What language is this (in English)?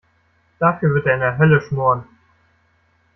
German